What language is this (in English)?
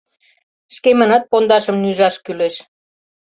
Mari